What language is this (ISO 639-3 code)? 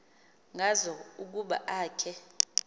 xho